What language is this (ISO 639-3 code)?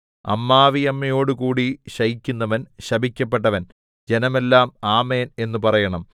mal